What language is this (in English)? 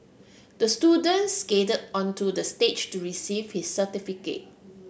English